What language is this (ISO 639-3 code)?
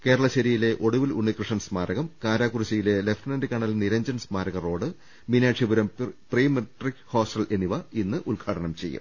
mal